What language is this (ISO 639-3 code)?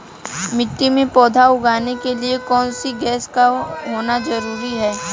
hin